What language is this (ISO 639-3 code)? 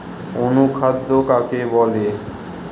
ben